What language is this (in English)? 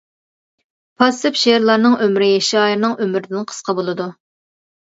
Uyghur